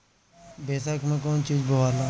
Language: Bhojpuri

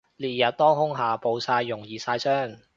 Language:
Cantonese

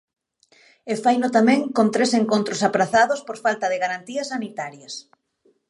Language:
Galician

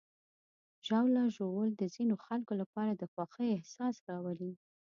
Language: Pashto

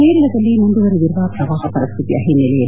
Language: Kannada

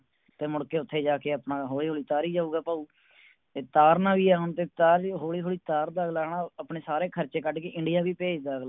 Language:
Punjabi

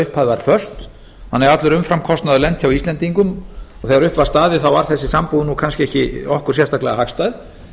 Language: Icelandic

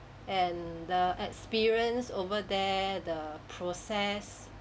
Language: English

